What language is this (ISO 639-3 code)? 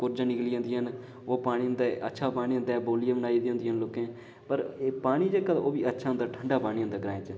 doi